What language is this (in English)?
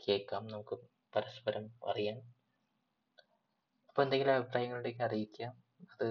Malayalam